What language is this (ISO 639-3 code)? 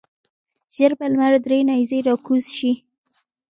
pus